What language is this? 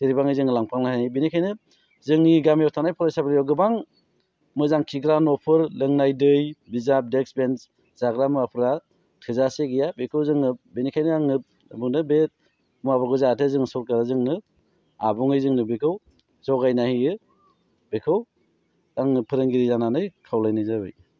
Bodo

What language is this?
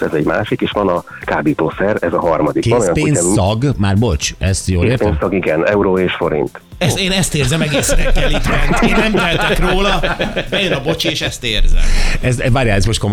Hungarian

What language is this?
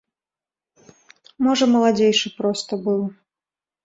Belarusian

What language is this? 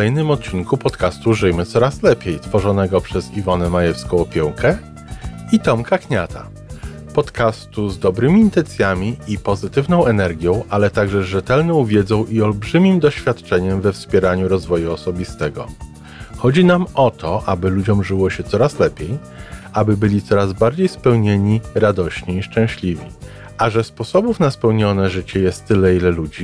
Polish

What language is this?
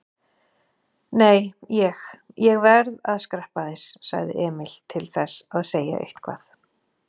Icelandic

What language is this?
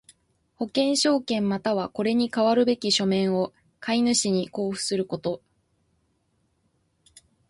Japanese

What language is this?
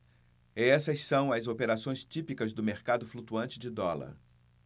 Portuguese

